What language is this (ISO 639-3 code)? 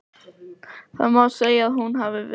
isl